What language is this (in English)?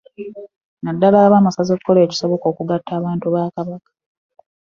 Ganda